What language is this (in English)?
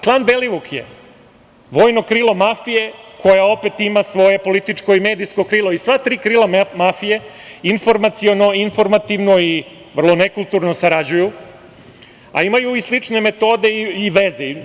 Serbian